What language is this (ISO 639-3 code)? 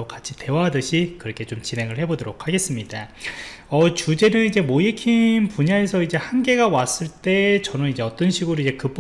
kor